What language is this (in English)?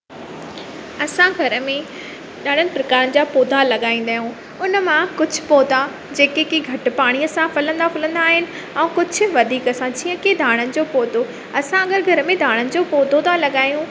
Sindhi